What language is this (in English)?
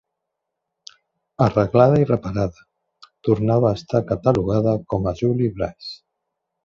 Catalan